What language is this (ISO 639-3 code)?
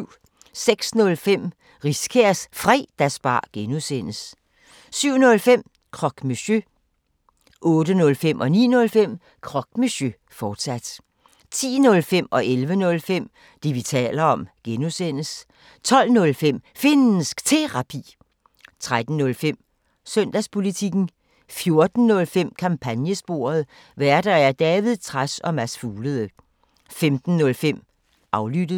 dan